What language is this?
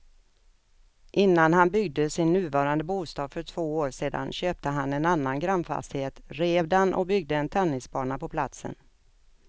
Swedish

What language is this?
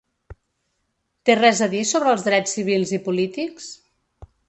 Catalan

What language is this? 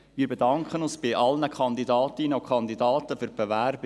Swiss German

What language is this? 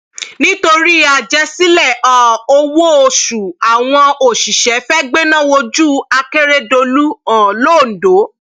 Yoruba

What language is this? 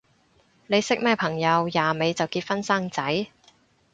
Cantonese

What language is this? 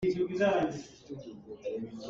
Hakha Chin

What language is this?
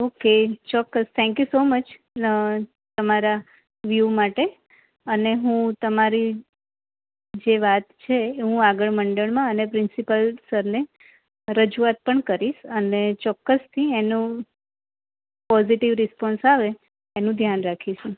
Gujarati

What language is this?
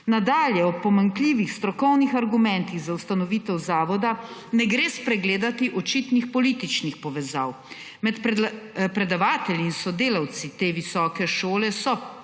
Slovenian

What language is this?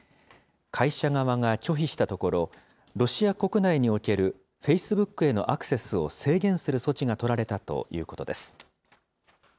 Japanese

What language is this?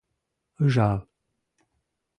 Mari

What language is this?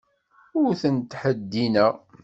Kabyle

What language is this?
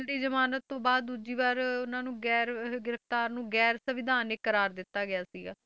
Punjabi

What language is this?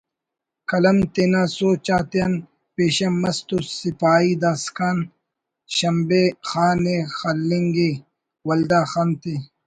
Brahui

